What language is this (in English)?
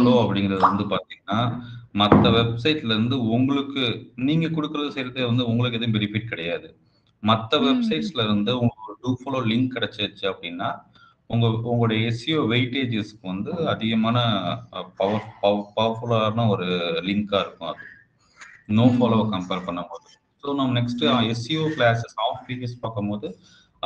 Tamil